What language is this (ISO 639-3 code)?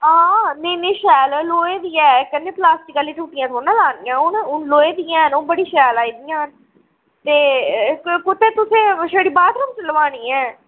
doi